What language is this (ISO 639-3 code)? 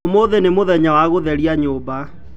kik